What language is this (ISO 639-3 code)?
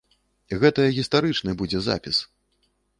bel